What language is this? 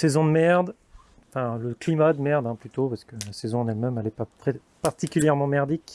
French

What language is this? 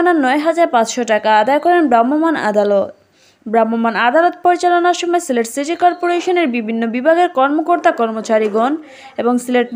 Romanian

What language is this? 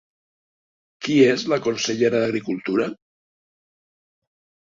Catalan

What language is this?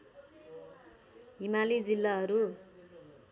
Nepali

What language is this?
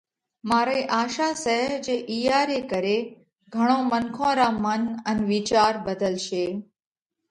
Parkari Koli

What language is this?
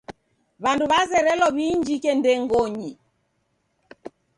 Taita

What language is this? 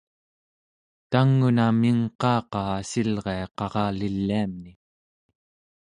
Central Yupik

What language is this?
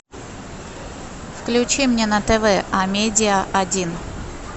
Russian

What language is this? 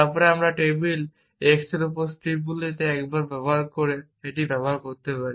Bangla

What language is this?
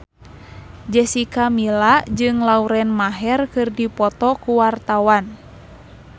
Sundanese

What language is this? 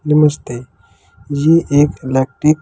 Hindi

